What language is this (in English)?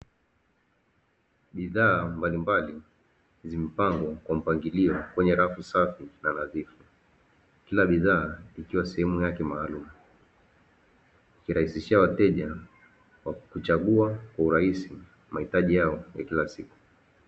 Swahili